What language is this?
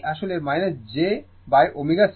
Bangla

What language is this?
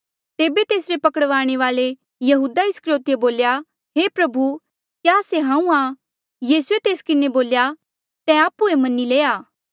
Mandeali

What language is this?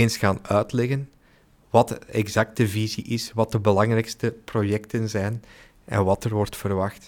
Dutch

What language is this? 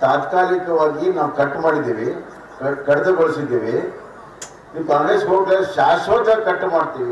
Kannada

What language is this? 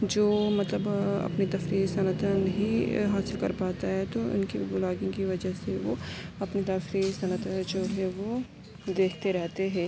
Urdu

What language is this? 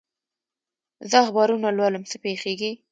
Pashto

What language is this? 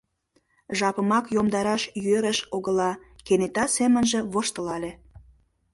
Mari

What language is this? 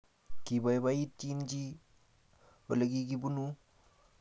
Kalenjin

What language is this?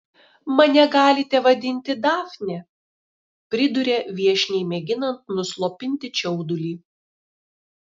Lithuanian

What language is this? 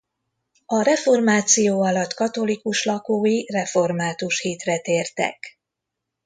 Hungarian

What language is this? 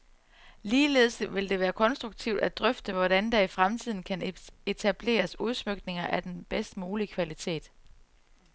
Danish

